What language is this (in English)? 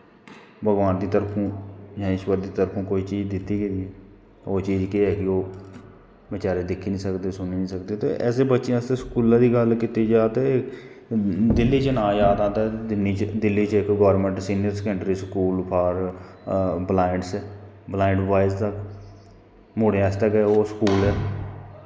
Dogri